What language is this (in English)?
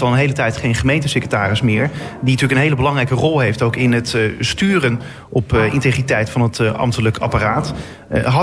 Dutch